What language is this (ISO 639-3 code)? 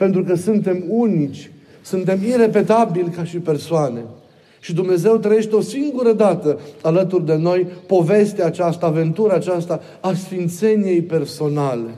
ron